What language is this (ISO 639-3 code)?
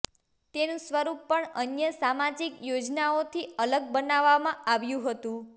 guj